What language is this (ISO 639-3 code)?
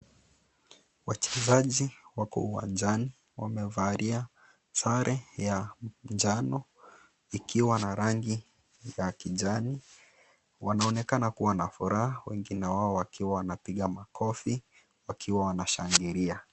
swa